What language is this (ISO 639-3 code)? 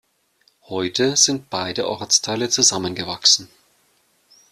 deu